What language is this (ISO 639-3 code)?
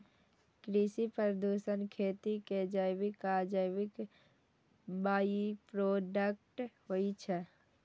mai